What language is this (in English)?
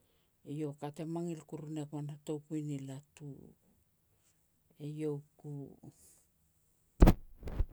Petats